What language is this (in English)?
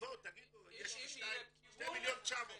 Hebrew